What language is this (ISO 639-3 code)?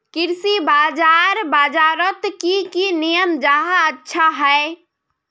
mag